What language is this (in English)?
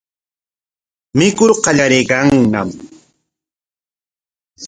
Corongo Ancash Quechua